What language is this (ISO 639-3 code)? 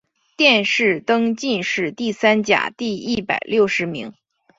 zho